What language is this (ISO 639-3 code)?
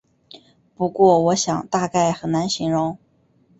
zho